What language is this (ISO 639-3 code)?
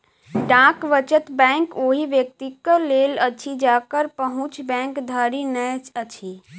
mai